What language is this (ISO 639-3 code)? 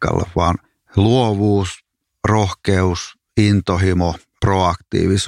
fin